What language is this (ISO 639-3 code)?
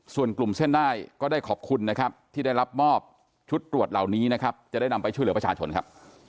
tha